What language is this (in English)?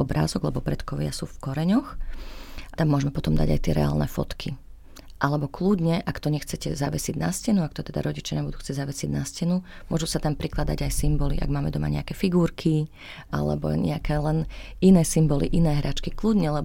Slovak